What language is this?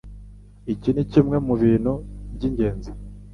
Kinyarwanda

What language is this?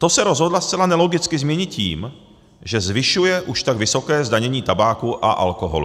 Czech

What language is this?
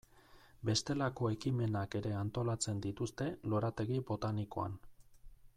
Basque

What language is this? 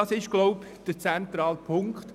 Swiss German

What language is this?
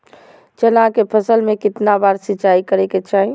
Magahi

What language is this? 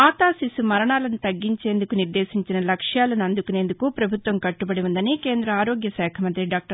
Telugu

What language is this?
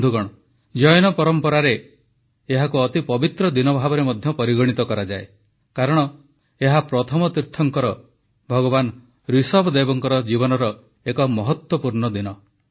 Odia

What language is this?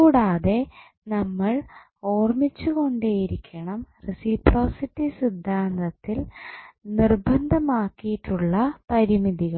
Malayalam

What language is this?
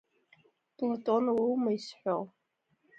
Abkhazian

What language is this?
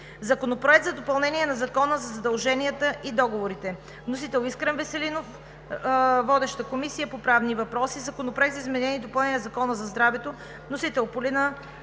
Bulgarian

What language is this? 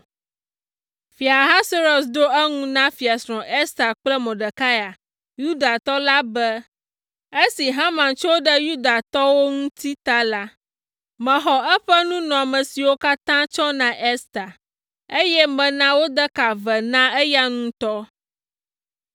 Ewe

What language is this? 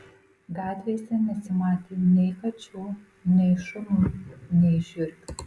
Lithuanian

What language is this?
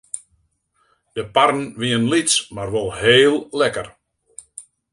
Western Frisian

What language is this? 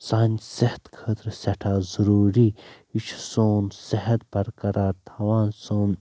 Kashmiri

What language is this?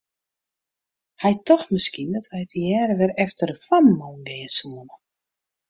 Western Frisian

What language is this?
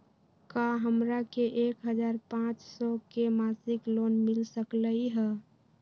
Magahi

